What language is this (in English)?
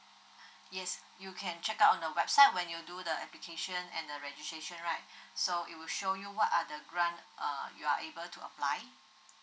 English